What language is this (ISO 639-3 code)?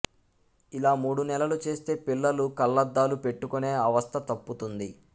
tel